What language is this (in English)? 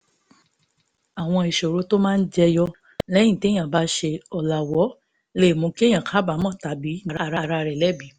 Yoruba